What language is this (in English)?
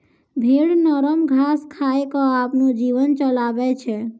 Maithili